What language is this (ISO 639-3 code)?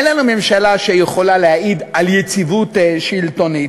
heb